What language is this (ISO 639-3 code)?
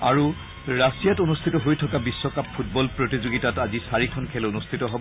asm